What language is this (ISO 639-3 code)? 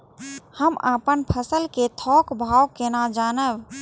mai